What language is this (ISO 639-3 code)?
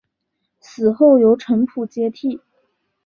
zho